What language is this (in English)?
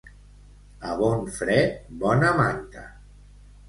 Catalan